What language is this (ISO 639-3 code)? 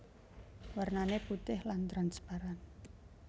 jav